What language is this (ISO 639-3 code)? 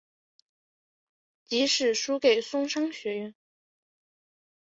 zho